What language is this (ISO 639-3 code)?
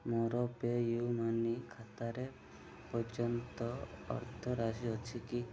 ori